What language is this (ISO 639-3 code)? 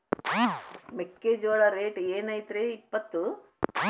kan